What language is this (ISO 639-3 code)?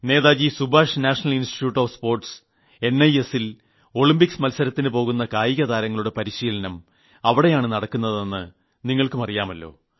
mal